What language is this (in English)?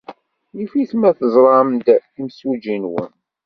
Kabyle